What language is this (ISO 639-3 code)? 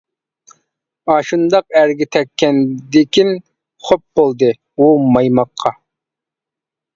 uig